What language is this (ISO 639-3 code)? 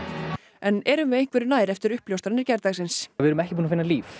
isl